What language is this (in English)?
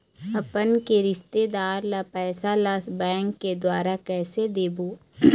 Chhattisgarhi